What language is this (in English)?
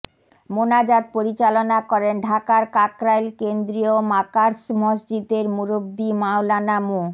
Bangla